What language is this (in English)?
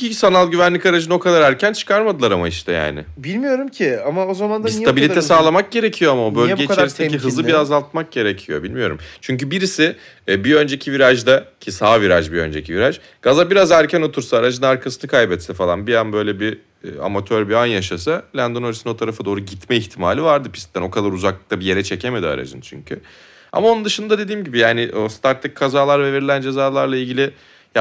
Turkish